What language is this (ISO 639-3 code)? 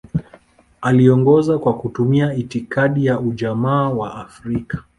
swa